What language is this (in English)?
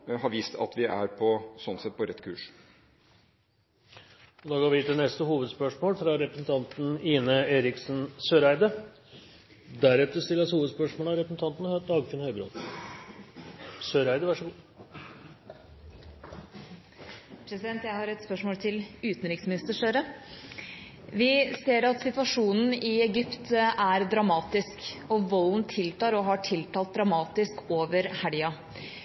Norwegian Bokmål